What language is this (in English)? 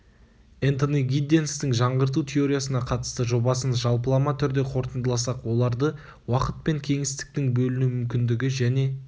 Kazakh